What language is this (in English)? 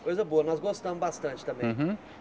Portuguese